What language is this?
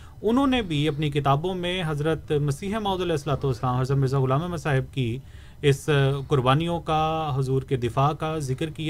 Urdu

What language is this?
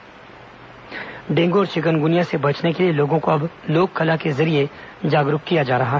Hindi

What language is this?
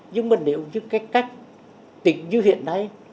Vietnamese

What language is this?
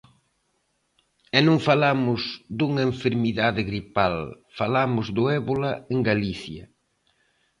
Galician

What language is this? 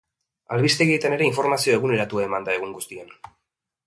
Basque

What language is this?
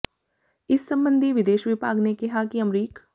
Punjabi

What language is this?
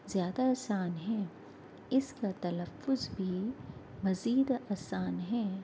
Urdu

